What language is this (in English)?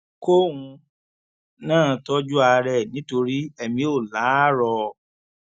Yoruba